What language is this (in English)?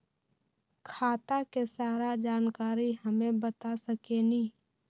Magahi